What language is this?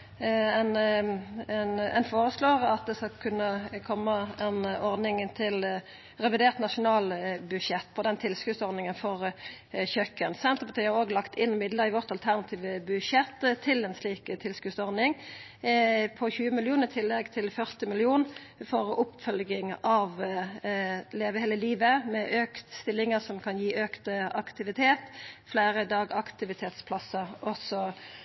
Norwegian Nynorsk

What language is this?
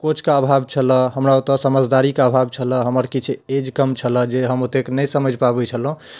Maithili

